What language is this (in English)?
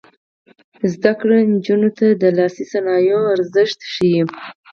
Pashto